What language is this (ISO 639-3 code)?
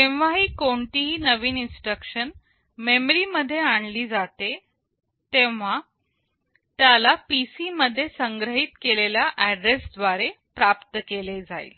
mar